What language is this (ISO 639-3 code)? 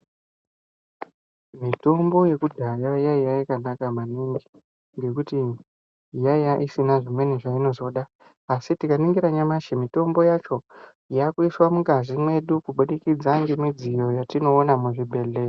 ndc